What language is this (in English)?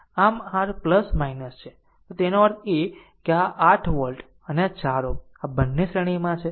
Gujarati